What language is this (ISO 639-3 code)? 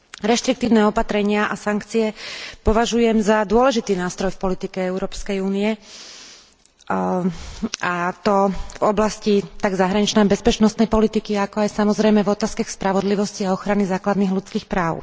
slk